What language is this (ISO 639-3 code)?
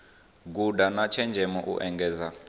ven